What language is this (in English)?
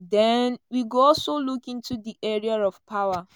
Nigerian Pidgin